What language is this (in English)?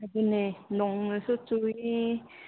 Manipuri